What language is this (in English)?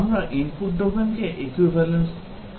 Bangla